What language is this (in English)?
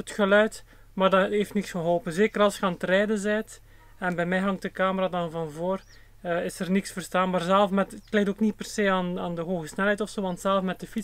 Dutch